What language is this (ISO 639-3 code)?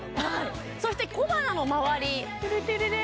jpn